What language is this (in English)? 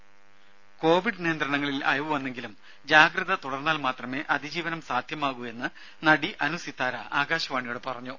Malayalam